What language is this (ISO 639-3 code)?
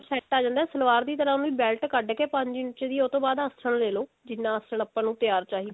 pan